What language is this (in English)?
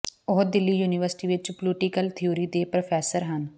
Punjabi